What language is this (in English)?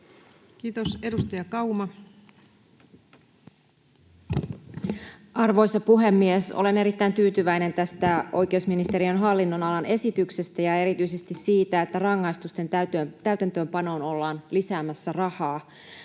Finnish